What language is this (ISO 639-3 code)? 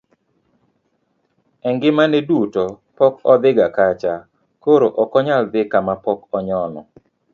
luo